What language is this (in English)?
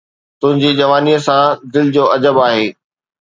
Sindhi